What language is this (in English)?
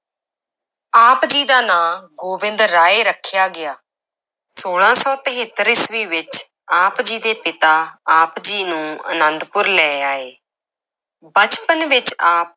Punjabi